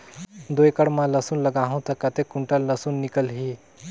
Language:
Chhattisgarhi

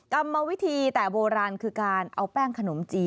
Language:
Thai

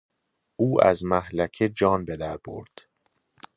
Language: Persian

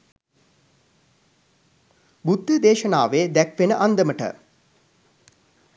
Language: Sinhala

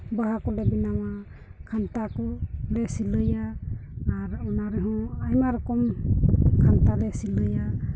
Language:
Santali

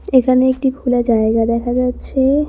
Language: Bangla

